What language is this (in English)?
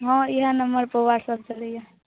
Maithili